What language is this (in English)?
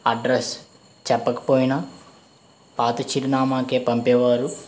Telugu